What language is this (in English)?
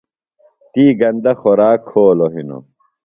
Phalura